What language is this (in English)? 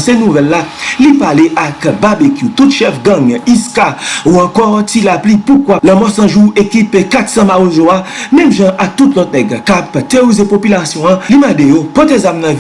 French